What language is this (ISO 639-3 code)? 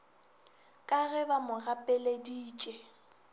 nso